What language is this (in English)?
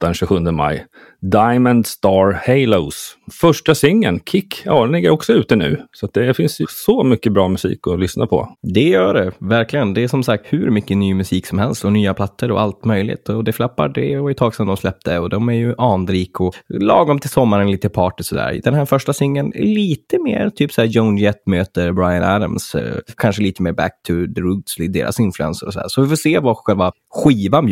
Swedish